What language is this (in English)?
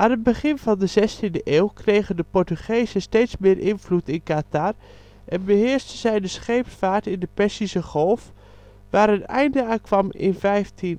Dutch